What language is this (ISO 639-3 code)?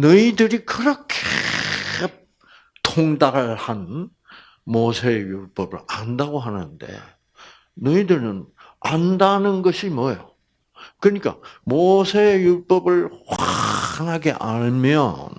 kor